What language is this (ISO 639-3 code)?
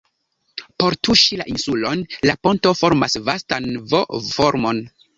epo